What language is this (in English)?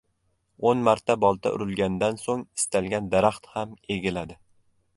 Uzbek